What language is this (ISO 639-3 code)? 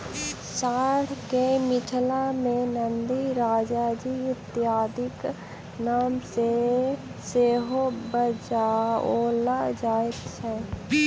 mai